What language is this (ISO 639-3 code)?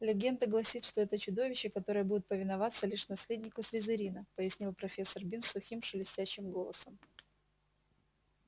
rus